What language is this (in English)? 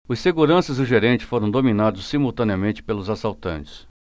Portuguese